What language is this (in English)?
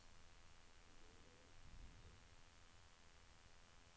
Swedish